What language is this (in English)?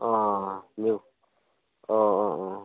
Bodo